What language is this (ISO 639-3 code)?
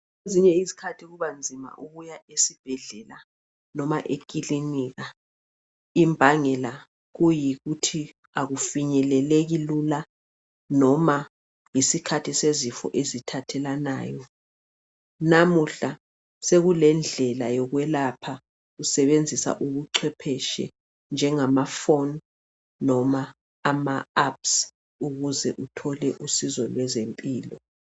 nde